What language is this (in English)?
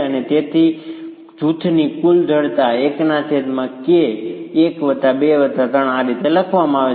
Gujarati